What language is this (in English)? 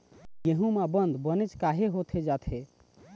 Chhattisgarhi